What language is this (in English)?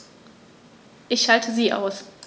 German